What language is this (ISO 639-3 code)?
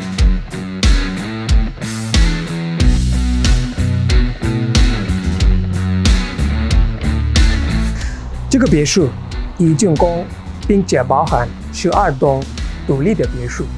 zho